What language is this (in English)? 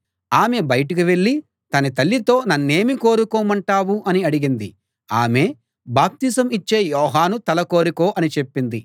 Telugu